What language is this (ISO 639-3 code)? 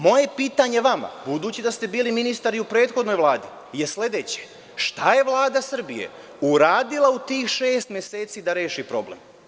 srp